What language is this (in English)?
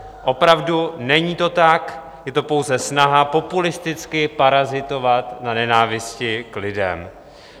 Czech